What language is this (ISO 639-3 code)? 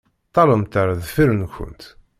kab